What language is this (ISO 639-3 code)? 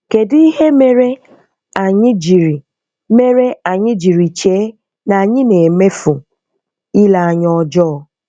ibo